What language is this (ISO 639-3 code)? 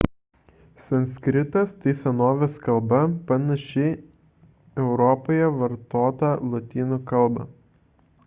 lit